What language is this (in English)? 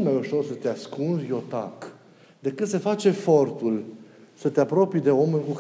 Romanian